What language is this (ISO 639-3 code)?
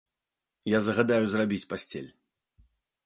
bel